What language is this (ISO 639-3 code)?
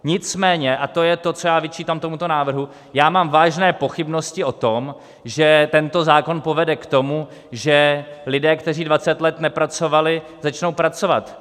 ces